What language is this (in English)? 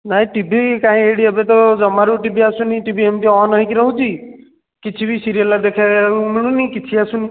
Odia